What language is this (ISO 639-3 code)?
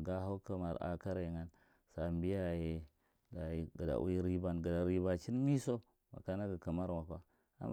mrt